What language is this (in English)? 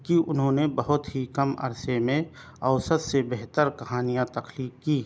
Urdu